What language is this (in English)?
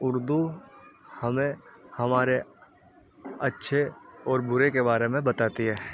Urdu